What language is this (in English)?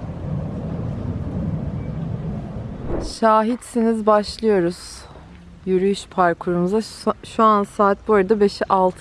Turkish